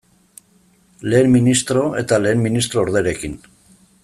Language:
Basque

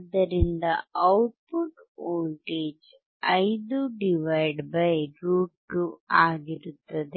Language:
Kannada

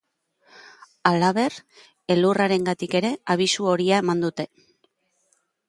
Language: Basque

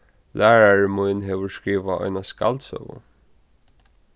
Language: Faroese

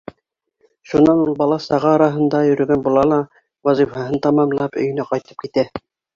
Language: Bashkir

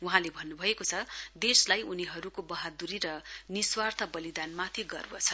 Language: Nepali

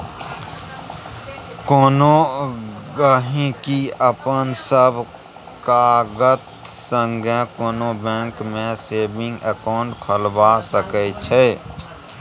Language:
Maithili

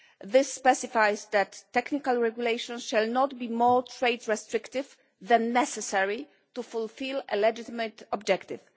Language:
English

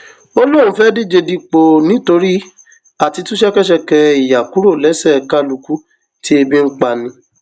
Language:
Yoruba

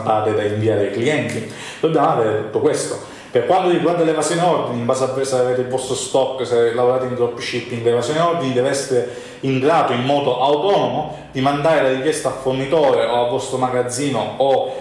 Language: Italian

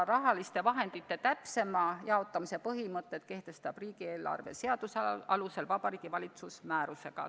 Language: Estonian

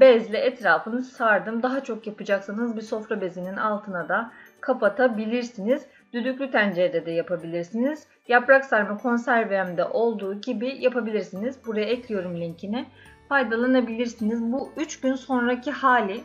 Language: Turkish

